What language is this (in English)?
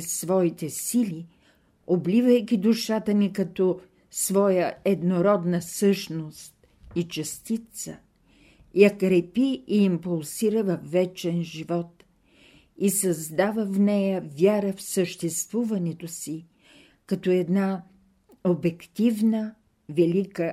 Bulgarian